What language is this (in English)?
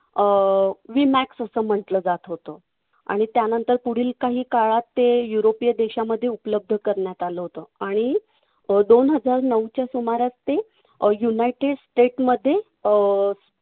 Marathi